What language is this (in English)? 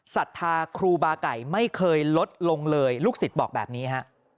Thai